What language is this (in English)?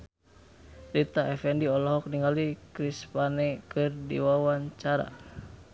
Sundanese